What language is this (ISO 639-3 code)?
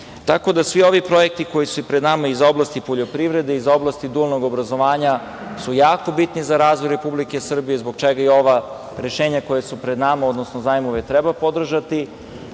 srp